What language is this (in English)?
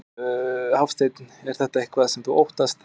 Icelandic